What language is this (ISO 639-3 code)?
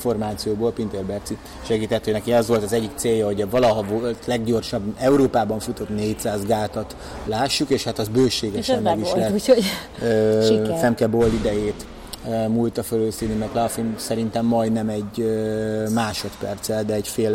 hun